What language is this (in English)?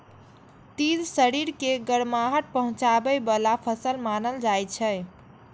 Maithili